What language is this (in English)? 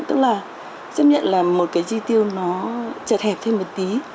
Vietnamese